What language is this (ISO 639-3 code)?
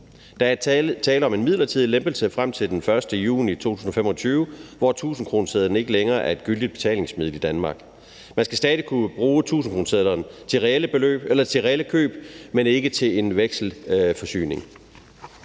dan